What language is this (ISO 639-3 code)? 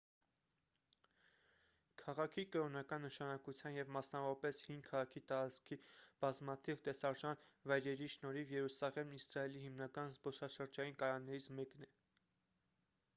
hye